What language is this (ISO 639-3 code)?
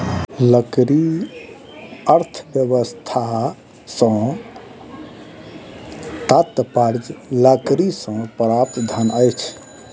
mai